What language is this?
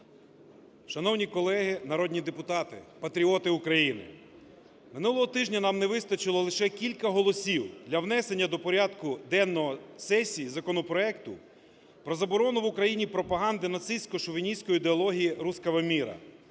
Ukrainian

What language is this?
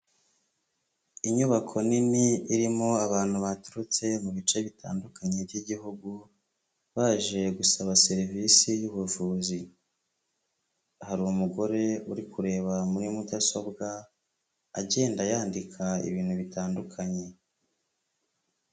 Kinyarwanda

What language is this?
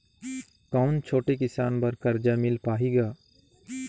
Chhattisgarhi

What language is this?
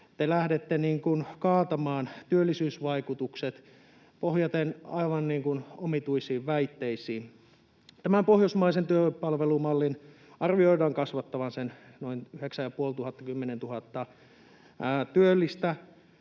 Finnish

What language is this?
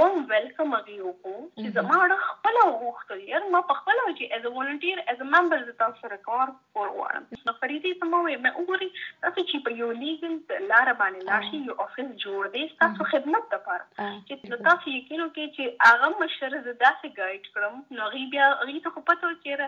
Urdu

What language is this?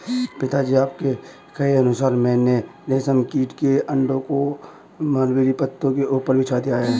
Hindi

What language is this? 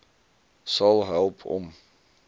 Afrikaans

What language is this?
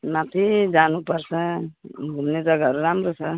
Nepali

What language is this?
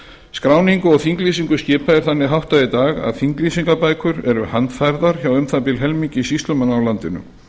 Icelandic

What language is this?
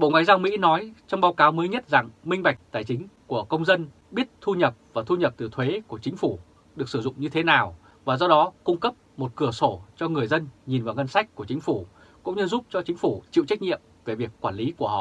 Vietnamese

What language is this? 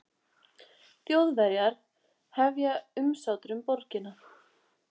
Icelandic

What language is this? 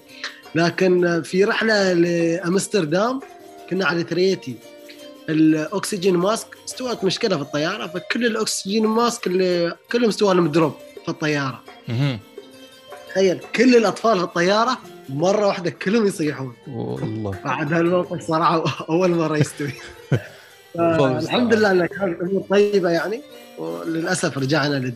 Arabic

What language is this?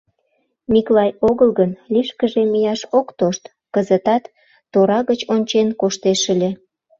Mari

